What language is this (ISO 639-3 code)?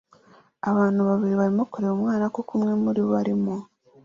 kin